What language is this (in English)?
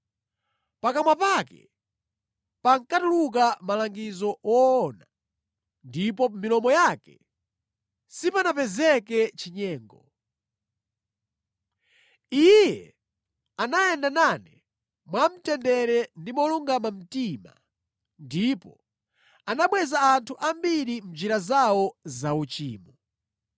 Nyanja